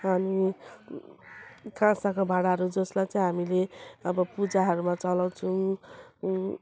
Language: Nepali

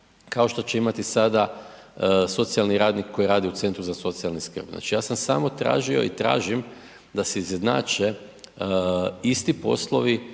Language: Croatian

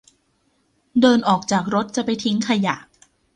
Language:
Thai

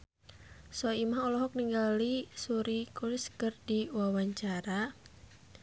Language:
Sundanese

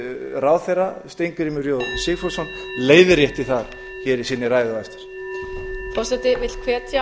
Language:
Icelandic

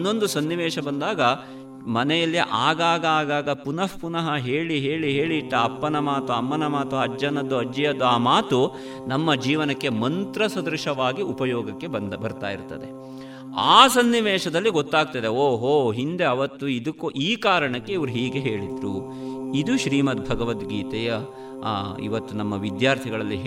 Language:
Kannada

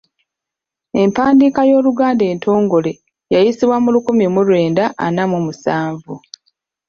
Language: Ganda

